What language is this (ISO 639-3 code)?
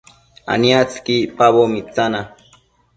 mcf